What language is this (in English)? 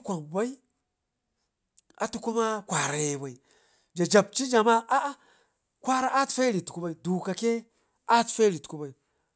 Ngizim